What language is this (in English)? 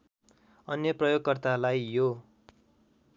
Nepali